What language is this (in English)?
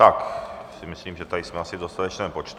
Czech